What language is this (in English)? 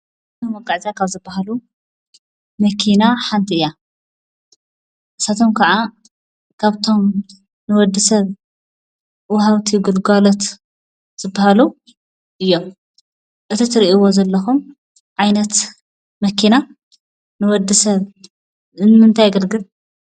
Tigrinya